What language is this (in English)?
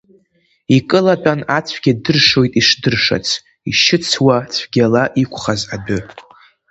Abkhazian